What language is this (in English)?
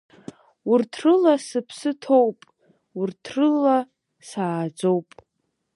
Abkhazian